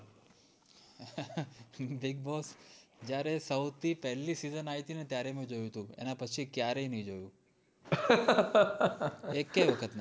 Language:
Gujarati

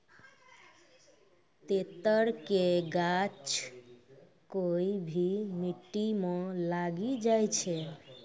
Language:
Maithili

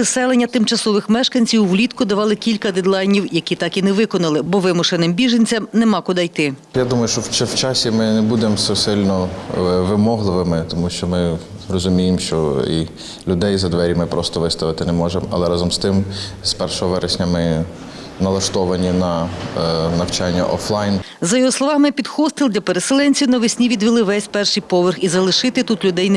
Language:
Ukrainian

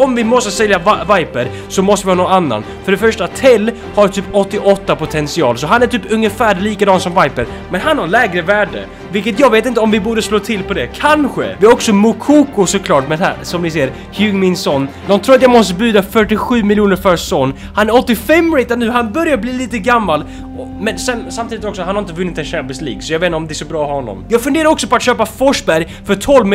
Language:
Swedish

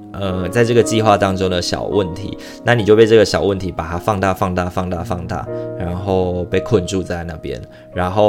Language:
Chinese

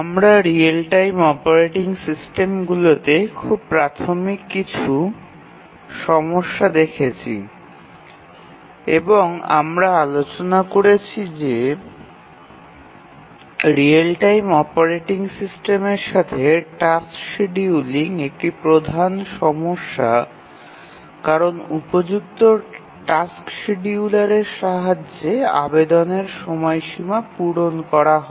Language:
Bangla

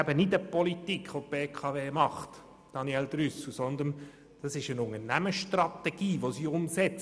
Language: Swiss German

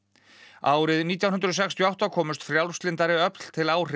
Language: Icelandic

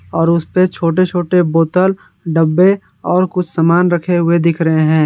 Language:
Hindi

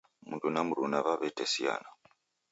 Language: Taita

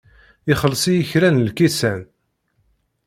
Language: Kabyle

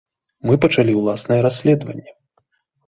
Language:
Belarusian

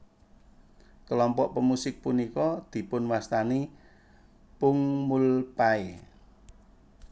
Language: Javanese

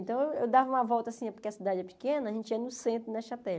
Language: Portuguese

